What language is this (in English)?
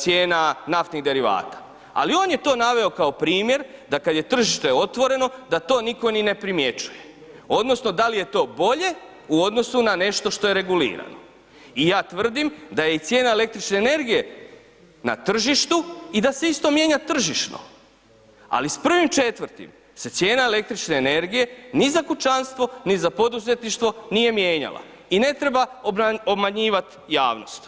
Croatian